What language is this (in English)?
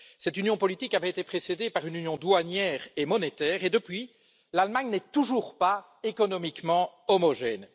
French